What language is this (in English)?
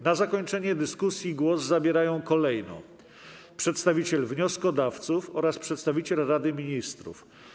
Polish